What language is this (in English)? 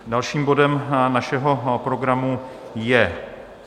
Czech